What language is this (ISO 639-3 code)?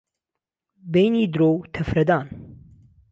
ckb